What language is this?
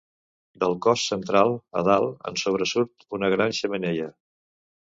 Catalan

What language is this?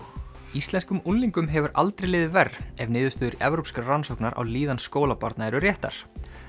Icelandic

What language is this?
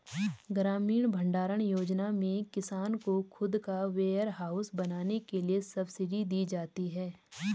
Hindi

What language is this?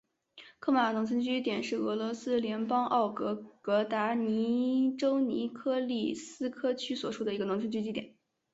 Chinese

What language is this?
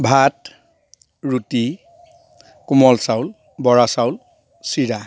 Assamese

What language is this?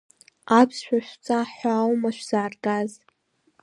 Abkhazian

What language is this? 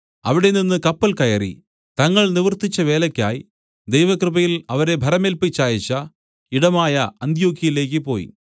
Malayalam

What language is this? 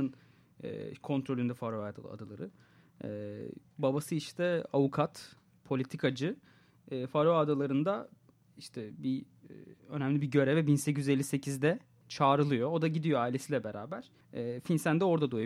Turkish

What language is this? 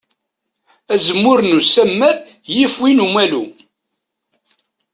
Kabyle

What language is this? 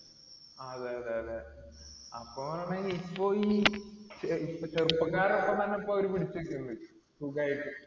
Malayalam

